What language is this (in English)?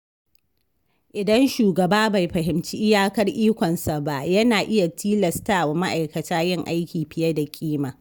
Hausa